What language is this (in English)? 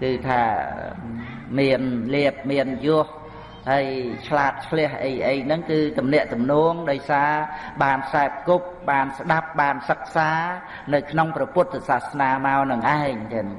Vietnamese